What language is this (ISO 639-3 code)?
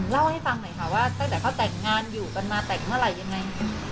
tha